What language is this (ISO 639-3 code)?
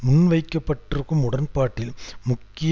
tam